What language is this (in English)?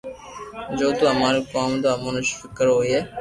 Loarki